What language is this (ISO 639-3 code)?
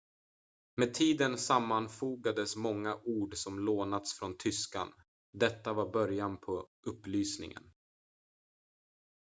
swe